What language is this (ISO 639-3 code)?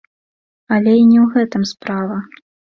bel